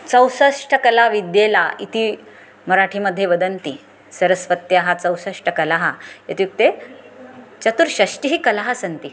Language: Sanskrit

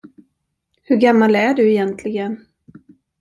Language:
Swedish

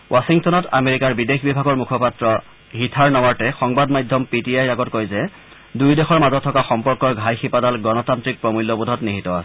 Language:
Assamese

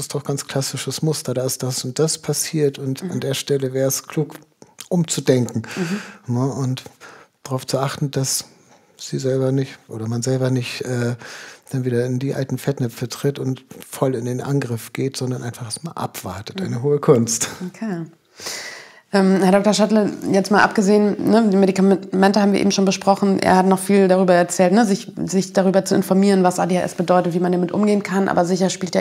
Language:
German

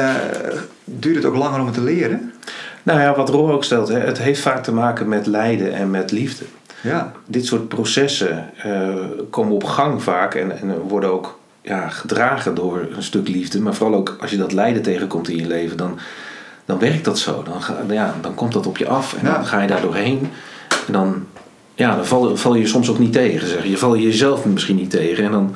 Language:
Dutch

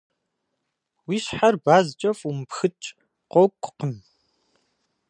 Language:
Kabardian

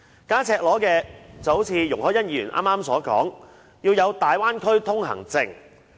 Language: Cantonese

